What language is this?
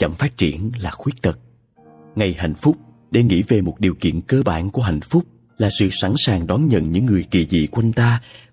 Vietnamese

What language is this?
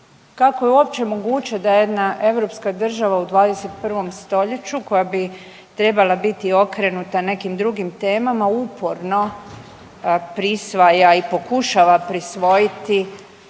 Croatian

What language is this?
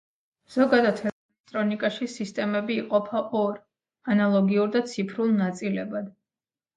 Georgian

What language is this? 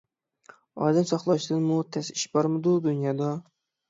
Uyghur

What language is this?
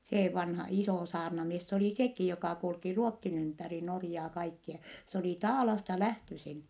Finnish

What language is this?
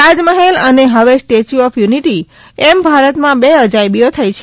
Gujarati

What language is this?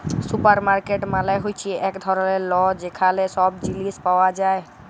Bangla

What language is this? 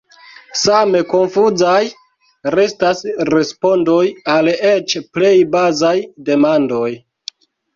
Esperanto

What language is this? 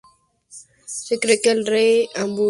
Spanish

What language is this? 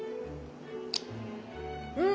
Japanese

